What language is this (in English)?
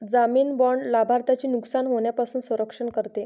Marathi